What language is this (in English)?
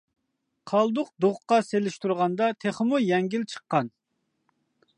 Uyghur